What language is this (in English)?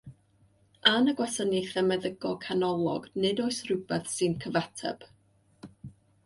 Welsh